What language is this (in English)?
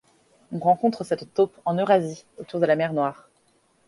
French